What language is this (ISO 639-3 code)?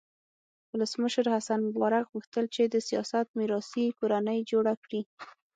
pus